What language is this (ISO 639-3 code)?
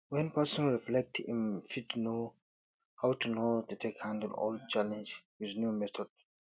pcm